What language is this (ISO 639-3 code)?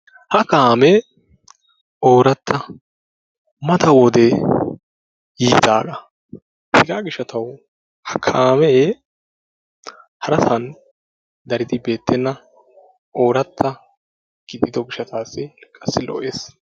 wal